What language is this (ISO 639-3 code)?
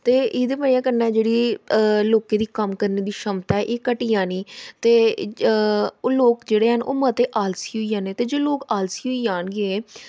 doi